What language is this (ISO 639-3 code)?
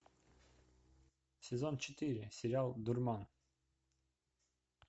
rus